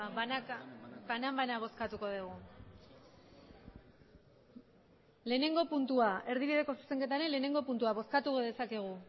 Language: Basque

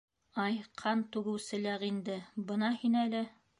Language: Bashkir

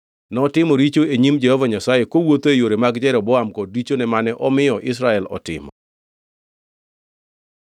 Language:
Luo (Kenya and Tanzania)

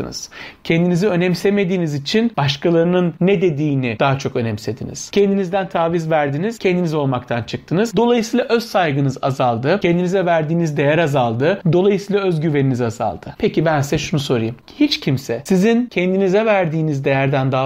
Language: Turkish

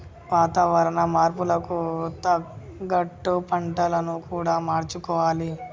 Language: Telugu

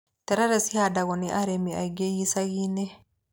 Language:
Kikuyu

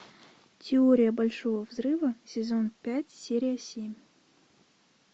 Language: Russian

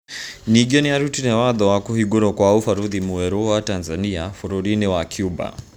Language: Kikuyu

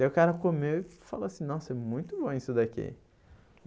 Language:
Portuguese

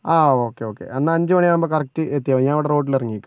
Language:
Malayalam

